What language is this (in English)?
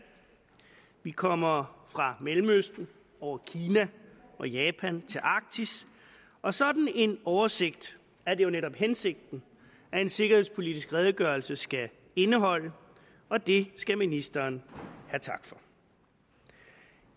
Danish